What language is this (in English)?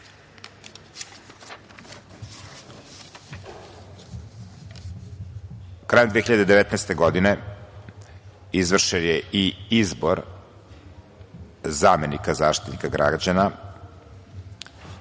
Serbian